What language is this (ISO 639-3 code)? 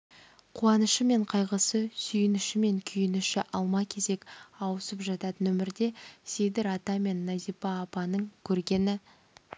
kaz